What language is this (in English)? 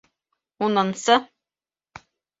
Bashkir